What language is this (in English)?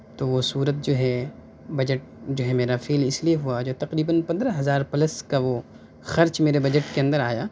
Urdu